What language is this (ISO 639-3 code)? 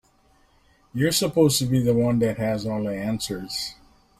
eng